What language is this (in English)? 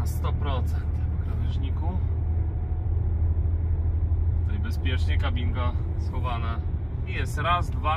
Polish